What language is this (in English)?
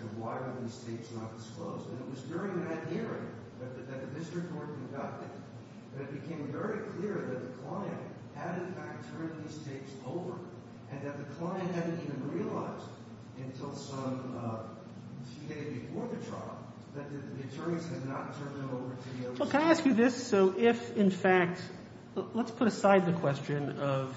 English